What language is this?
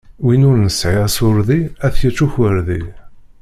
Kabyle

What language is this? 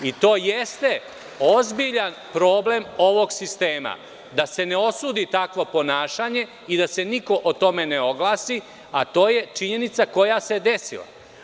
Serbian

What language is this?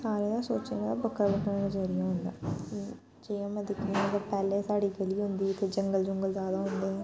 Dogri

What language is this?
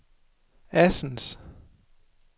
Danish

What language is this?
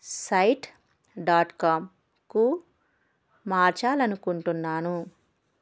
Telugu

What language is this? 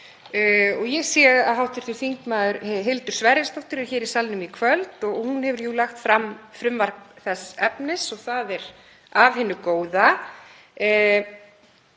Icelandic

